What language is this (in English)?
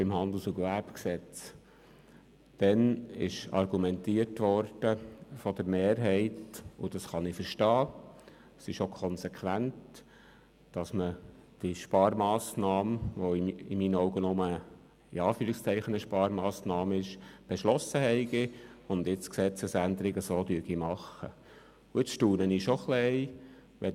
Swiss German